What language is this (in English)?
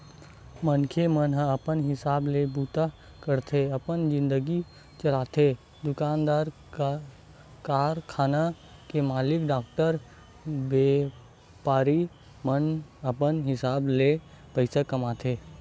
Chhattisgarhi